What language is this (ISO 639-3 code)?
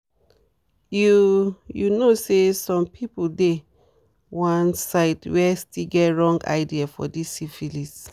pcm